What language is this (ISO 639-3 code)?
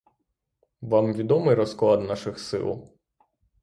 ukr